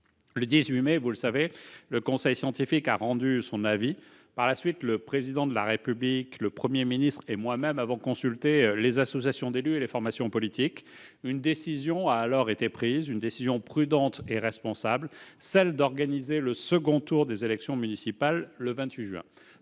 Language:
French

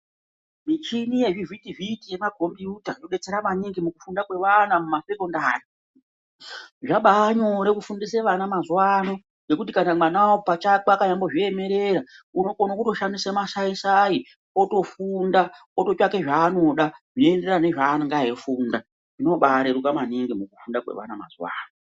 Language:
Ndau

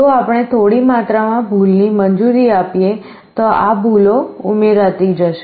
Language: Gujarati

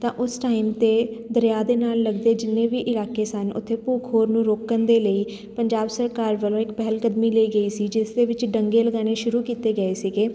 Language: Punjabi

